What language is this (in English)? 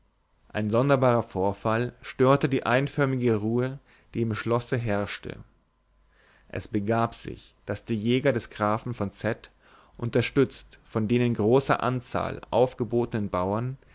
German